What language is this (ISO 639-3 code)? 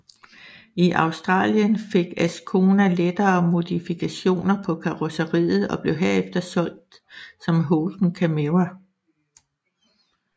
dan